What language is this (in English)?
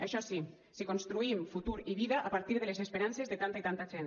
Catalan